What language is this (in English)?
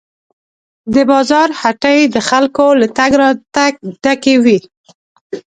Pashto